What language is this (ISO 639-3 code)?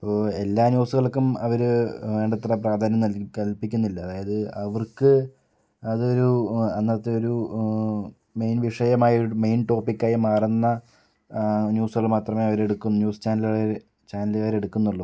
mal